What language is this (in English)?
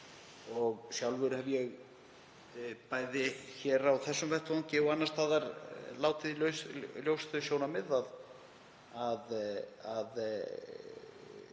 Icelandic